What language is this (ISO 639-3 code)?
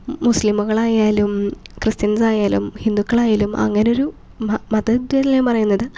mal